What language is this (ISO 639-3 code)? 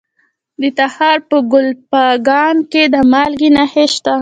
pus